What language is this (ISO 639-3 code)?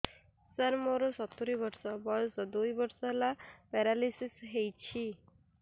ori